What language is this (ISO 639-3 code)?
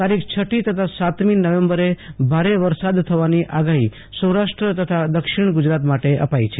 guj